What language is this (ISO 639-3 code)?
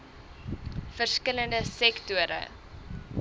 afr